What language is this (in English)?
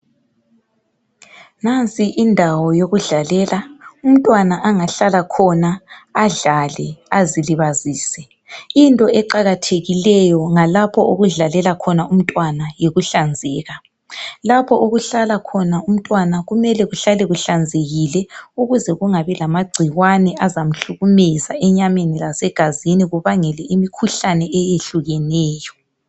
North Ndebele